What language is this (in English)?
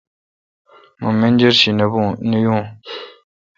Kalkoti